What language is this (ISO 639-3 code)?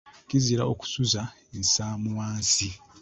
lug